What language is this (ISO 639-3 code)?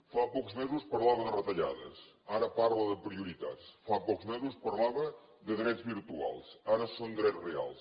cat